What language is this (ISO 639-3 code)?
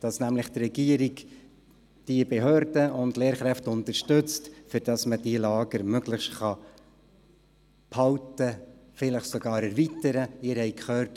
gsw